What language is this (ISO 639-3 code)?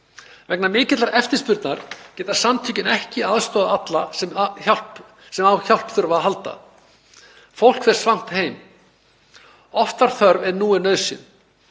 isl